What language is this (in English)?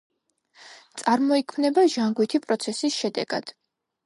Georgian